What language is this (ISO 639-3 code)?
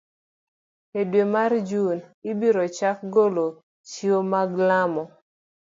luo